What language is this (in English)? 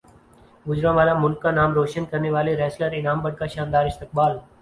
Urdu